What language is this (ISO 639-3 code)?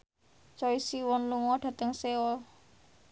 jav